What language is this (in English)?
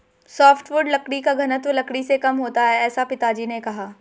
Hindi